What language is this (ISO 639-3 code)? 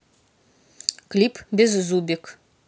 rus